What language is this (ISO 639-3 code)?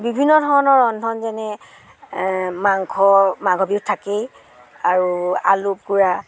asm